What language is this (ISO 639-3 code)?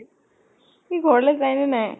asm